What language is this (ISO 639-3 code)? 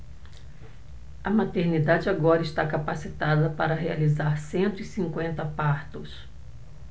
por